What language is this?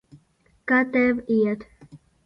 Latvian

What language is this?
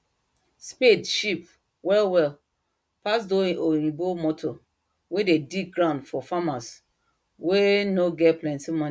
Nigerian Pidgin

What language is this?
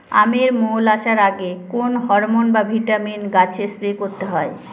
Bangla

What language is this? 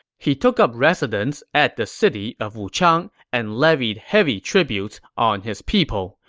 English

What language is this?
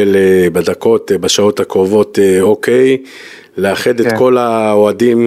Hebrew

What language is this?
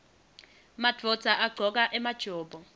Swati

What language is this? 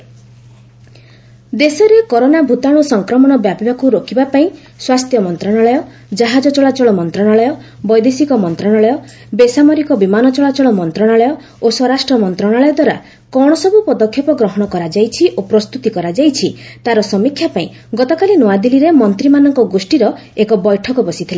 Odia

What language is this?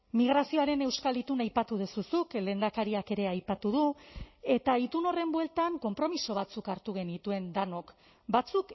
Basque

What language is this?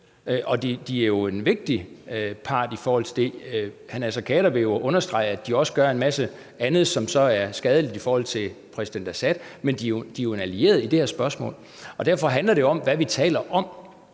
Danish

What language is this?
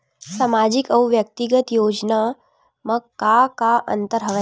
Chhattisgarhi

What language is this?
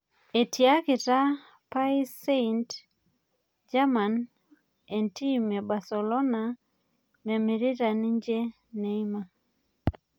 Masai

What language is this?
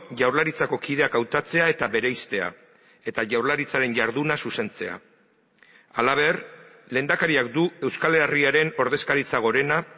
Basque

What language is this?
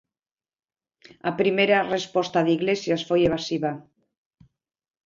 Galician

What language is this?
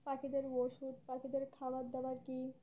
Bangla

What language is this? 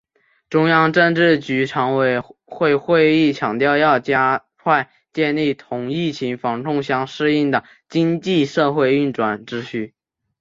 Chinese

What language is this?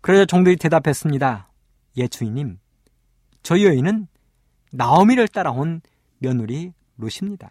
Korean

